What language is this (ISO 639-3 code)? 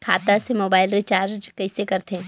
hne